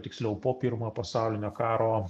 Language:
Lithuanian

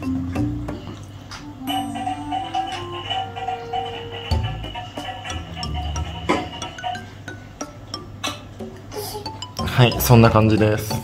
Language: Japanese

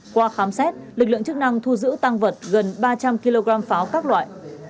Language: Vietnamese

